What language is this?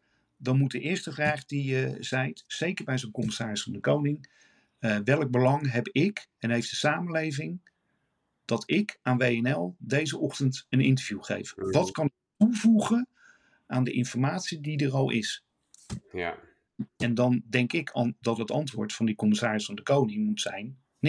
Dutch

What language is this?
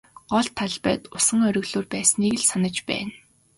Mongolian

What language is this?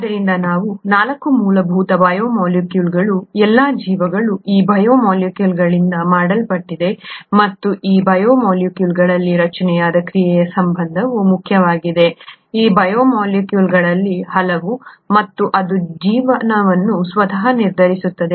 Kannada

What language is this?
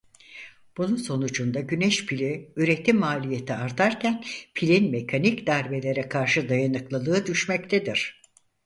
Turkish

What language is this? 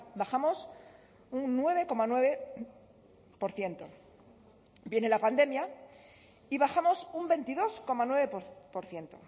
Spanish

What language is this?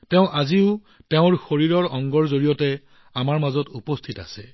Assamese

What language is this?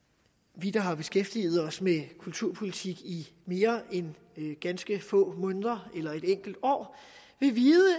Danish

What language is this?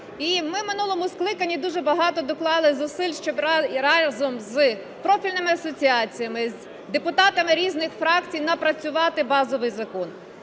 Ukrainian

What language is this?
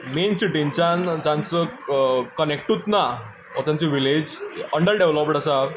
Konkani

